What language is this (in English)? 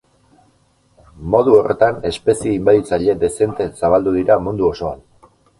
Basque